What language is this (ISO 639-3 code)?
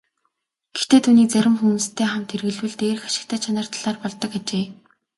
mon